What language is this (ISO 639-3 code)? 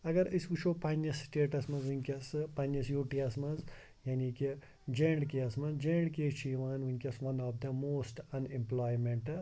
kas